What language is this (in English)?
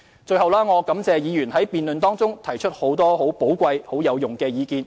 Cantonese